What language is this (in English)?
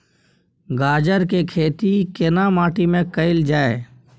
Maithili